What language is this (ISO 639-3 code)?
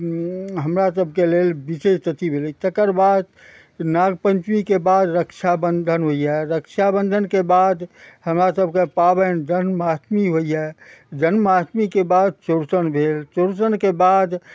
mai